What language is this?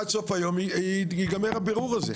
Hebrew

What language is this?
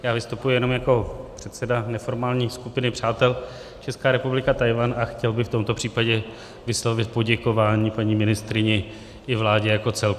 Czech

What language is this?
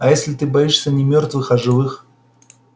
Russian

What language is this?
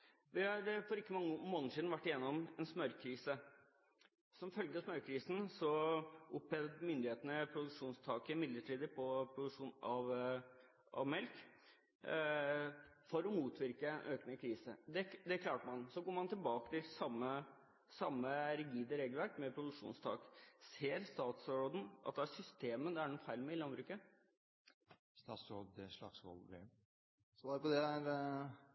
Norwegian Bokmål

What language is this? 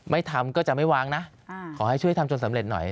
Thai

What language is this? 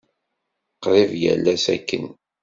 Kabyle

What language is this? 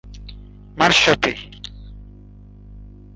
Bangla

